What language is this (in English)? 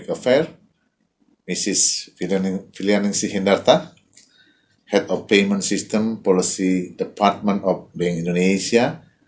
Indonesian